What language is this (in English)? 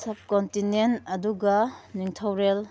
Manipuri